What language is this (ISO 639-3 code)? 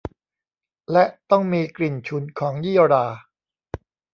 tha